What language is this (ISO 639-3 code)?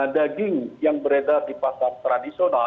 ind